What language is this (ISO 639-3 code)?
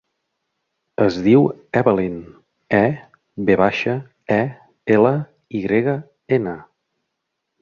cat